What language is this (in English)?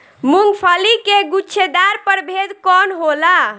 Bhojpuri